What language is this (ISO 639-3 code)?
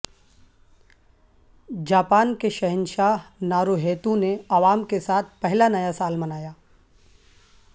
urd